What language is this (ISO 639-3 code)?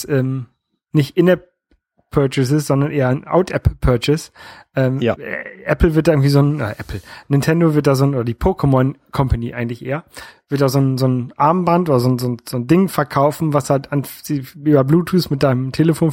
deu